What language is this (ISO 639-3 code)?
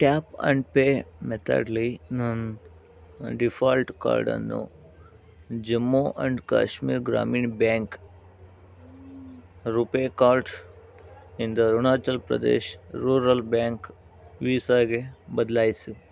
kan